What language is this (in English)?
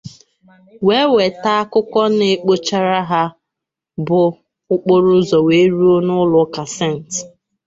Igbo